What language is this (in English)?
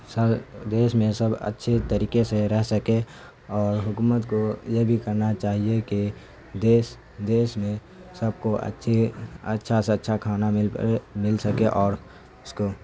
Urdu